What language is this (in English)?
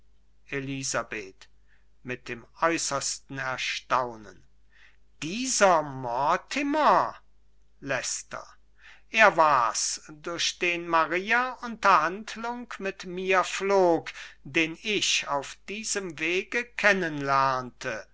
German